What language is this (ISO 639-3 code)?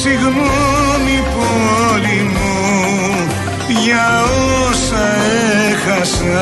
ell